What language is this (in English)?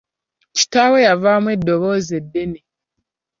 Ganda